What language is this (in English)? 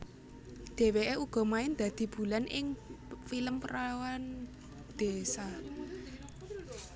Javanese